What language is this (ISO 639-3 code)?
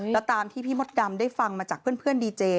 tha